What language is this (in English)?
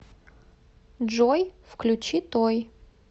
Russian